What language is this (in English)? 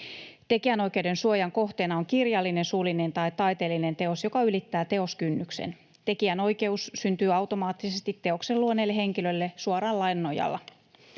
Finnish